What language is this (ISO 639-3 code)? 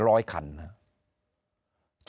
tha